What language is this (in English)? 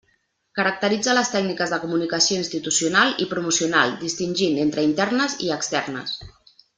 Catalan